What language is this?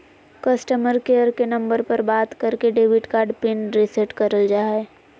Magahi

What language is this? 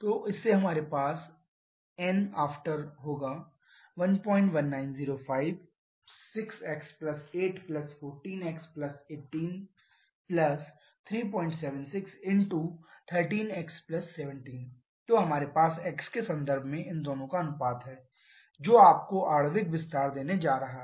Hindi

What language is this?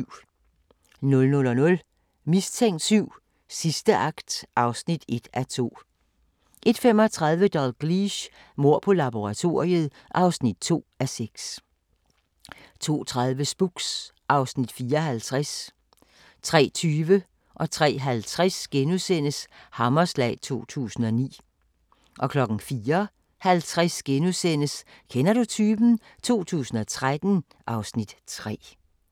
Danish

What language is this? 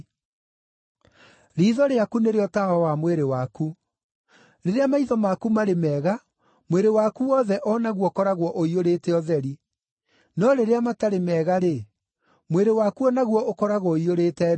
Kikuyu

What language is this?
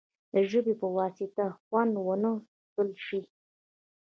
Pashto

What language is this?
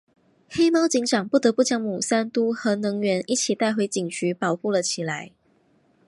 Chinese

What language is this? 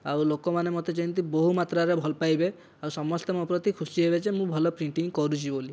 Odia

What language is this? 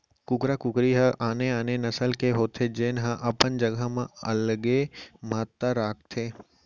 Chhattisgarhi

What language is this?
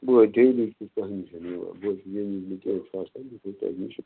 Kashmiri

